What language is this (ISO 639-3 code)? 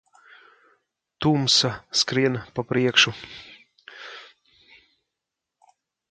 lav